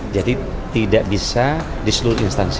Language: Indonesian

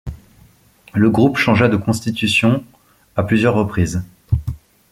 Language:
French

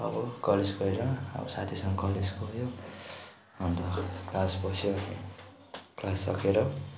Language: Nepali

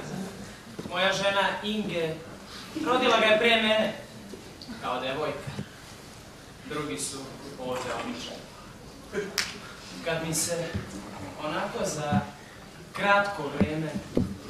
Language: Portuguese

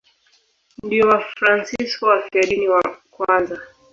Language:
Swahili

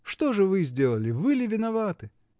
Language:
Russian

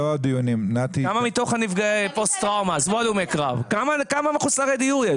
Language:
Hebrew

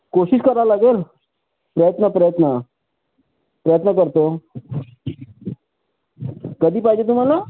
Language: Marathi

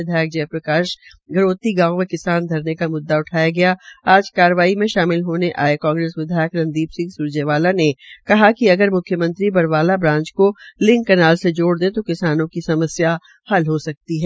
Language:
Hindi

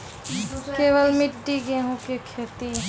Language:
Maithili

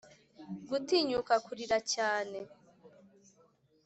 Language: Kinyarwanda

